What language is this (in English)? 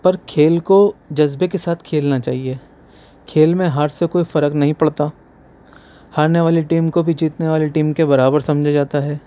Urdu